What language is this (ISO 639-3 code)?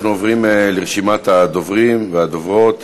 heb